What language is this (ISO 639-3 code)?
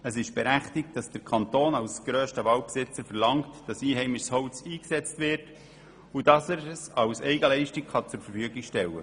gsw